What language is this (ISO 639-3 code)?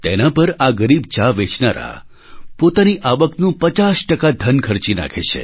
guj